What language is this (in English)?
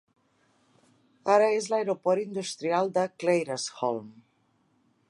Catalan